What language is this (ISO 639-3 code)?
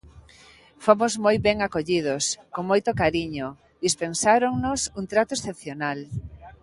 glg